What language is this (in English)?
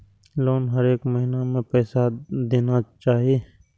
Maithili